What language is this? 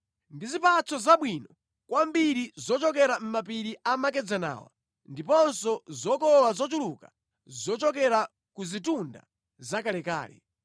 Nyanja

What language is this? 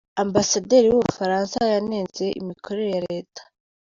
Kinyarwanda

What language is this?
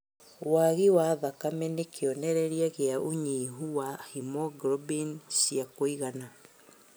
Kikuyu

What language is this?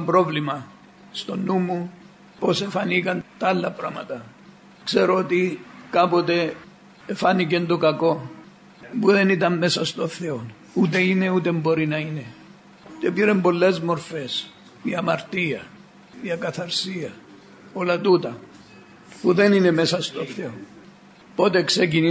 Greek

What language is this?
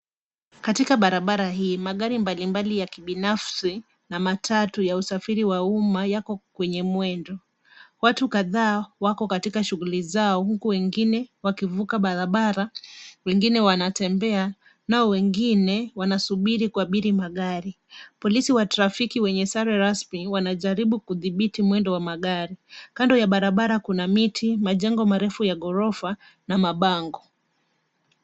Swahili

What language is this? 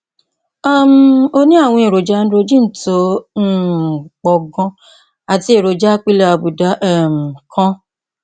Yoruba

